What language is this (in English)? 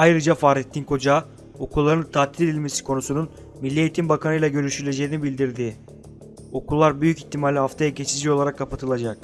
Turkish